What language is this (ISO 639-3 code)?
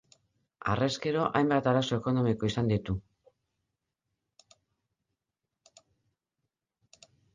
eus